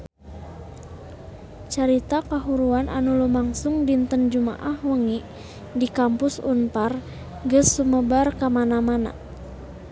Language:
Sundanese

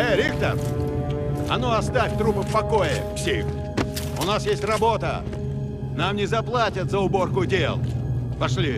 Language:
Russian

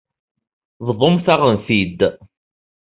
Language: Kabyle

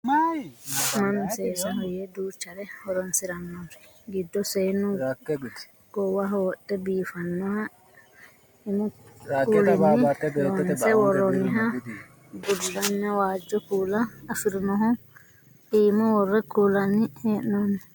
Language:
Sidamo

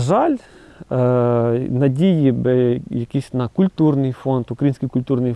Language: Ukrainian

